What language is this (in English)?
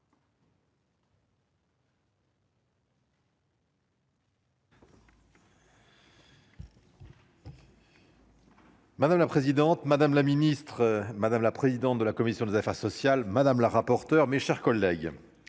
French